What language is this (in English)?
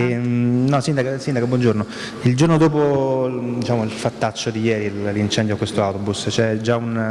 Italian